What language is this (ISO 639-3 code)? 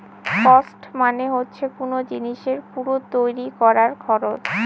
ben